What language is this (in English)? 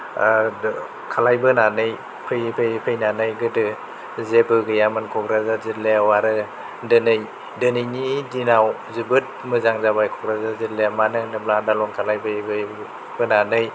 Bodo